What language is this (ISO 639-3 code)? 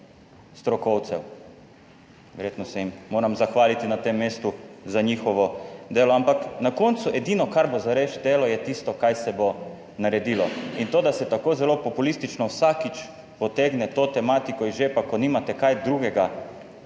slv